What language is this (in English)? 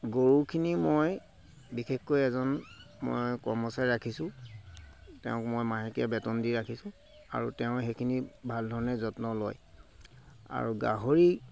Assamese